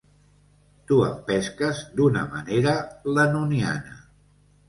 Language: Catalan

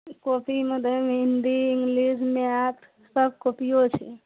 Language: Maithili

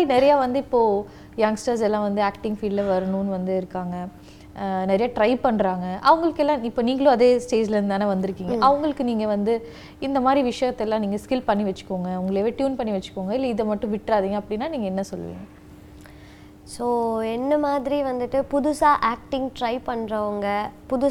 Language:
Tamil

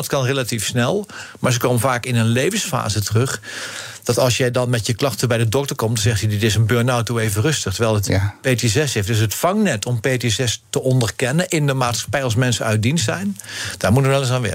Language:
Dutch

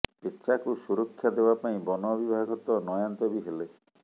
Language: Odia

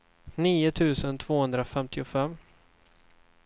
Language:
Swedish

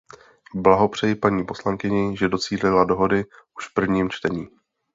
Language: Czech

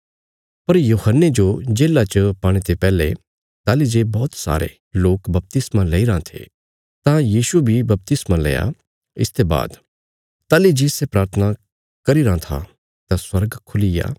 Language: Bilaspuri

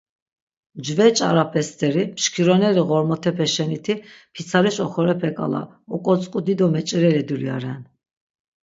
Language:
Laz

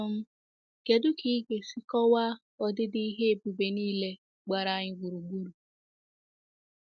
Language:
Igbo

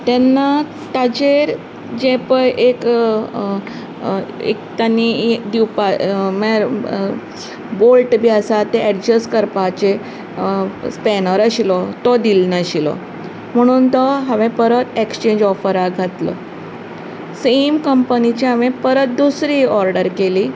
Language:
Konkani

